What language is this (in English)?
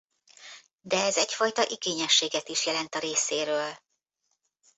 Hungarian